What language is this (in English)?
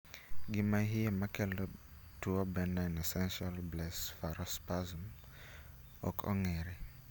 Luo (Kenya and Tanzania)